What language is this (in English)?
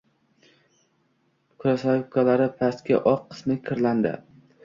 Uzbek